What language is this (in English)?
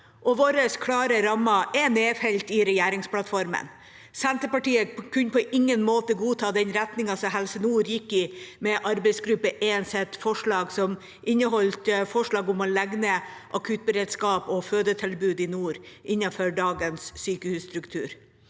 Norwegian